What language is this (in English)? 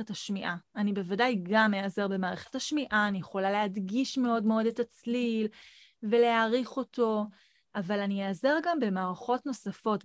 Hebrew